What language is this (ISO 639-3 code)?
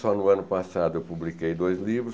por